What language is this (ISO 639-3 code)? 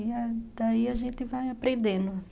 por